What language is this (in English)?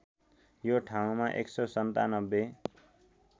Nepali